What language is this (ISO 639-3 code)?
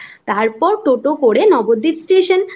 ben